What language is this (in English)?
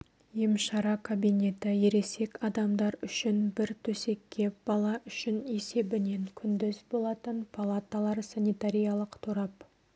Kazakh